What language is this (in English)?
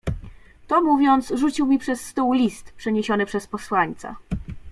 Polish